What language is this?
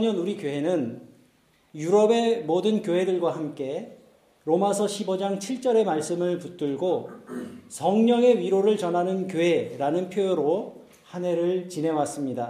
Korean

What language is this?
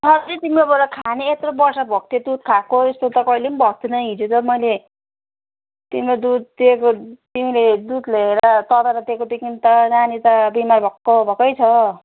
Nepali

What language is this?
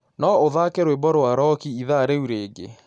Kikuyu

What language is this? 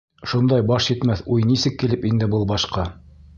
Bashkir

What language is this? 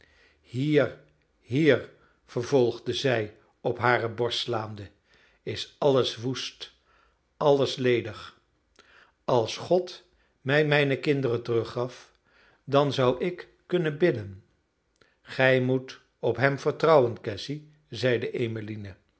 Dutch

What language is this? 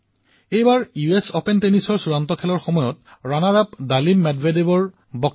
Assamese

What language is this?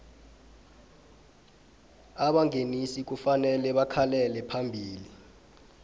South Ndebele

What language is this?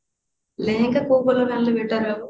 Odia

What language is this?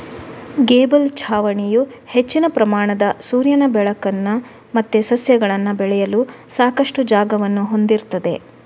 Kannada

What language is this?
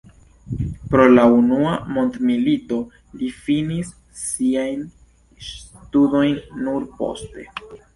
Esperanto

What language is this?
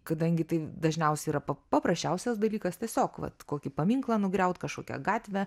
Lithuanian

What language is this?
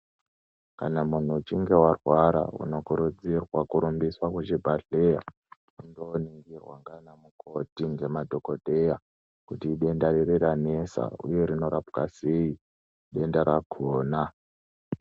Ndau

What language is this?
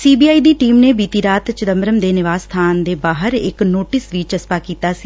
Punjabi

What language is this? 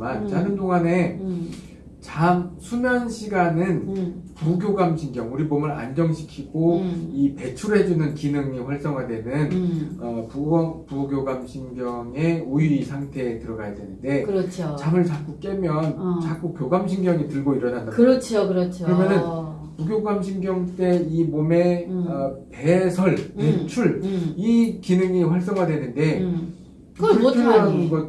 Korean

